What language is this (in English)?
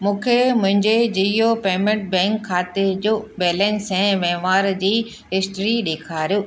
Sindhi